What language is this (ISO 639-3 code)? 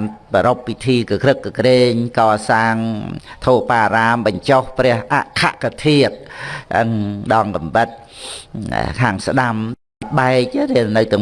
vie